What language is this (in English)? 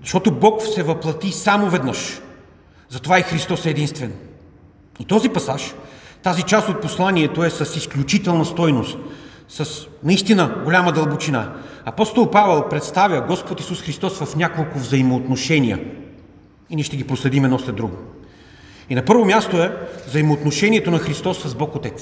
Bulgarian